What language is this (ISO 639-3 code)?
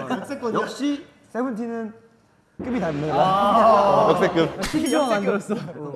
kor